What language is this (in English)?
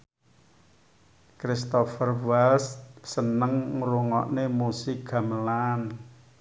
Javanese